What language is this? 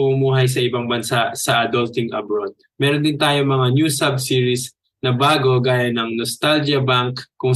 Filipino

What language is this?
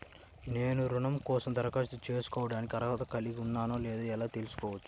Telugu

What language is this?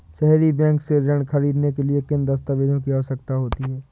Hindi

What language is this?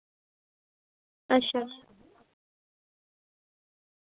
Dogri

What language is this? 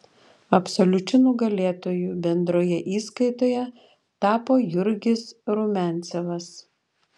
Lithuanian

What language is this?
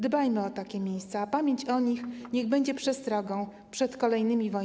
Polish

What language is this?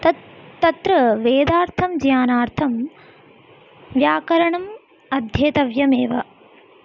Sanskrit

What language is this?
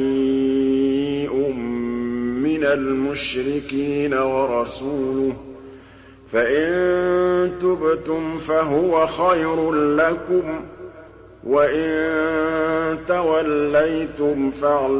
Arabic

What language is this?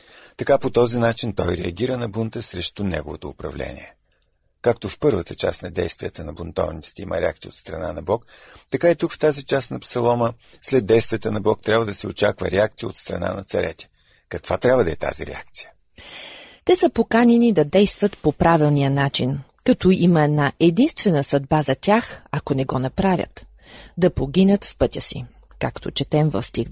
Bulgarian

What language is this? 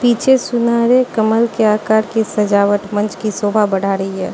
Hindi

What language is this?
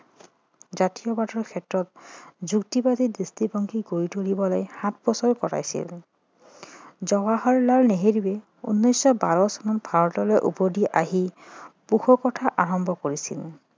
Assamese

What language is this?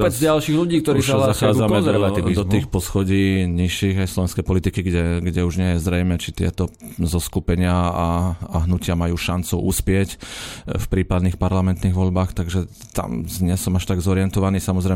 Slovak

